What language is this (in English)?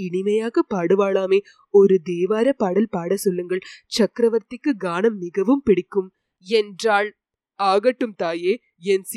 Tamil